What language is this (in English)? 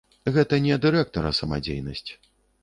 Belarusian